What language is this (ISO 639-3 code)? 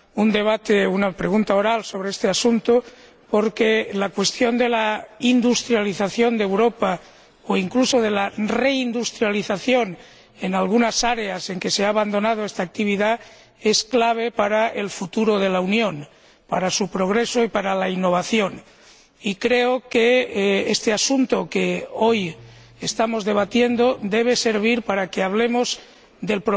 spa